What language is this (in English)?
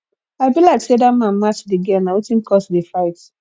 Nigerian Pidgin